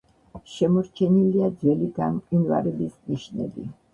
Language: Georgian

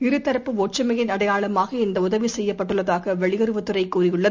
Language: Tamil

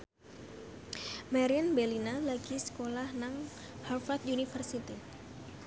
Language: Javanese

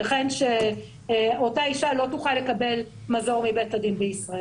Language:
Hebrew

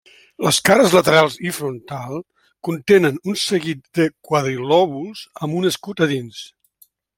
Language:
Catalan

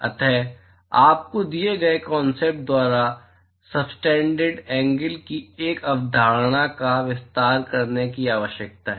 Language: Hindi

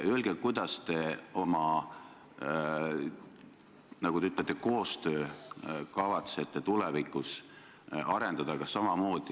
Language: Estonian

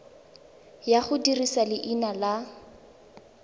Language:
Tswana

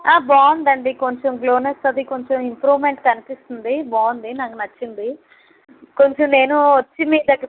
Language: Telugu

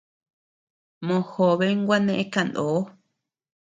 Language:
Tepeuxila Cuicatec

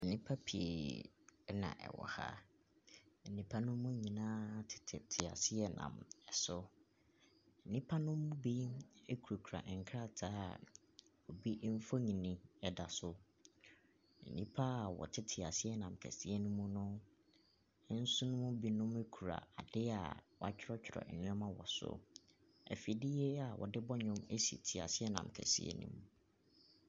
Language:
Akan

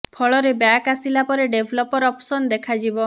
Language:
Odia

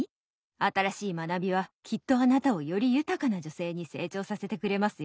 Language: Japanese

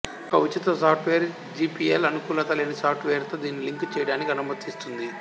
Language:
Telugu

